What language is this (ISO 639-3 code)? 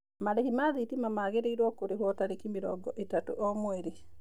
kik